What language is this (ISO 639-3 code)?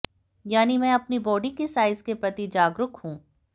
hin